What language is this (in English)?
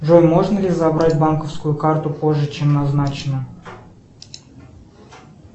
Russian